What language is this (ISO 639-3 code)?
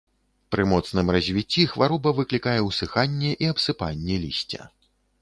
bel